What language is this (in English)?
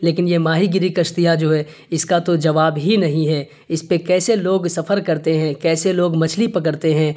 Urdu